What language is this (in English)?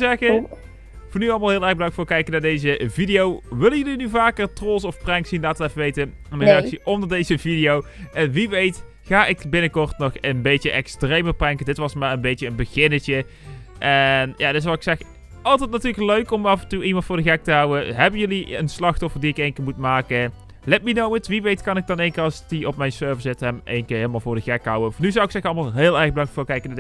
Dutch